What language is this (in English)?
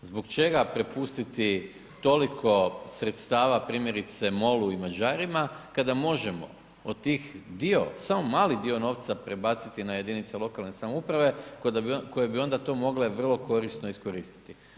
Croatian